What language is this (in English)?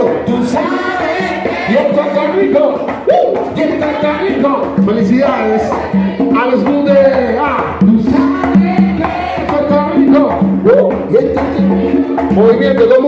Spanish